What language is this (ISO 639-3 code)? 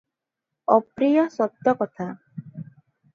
ori